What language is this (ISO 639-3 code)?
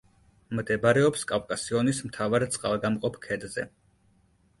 kat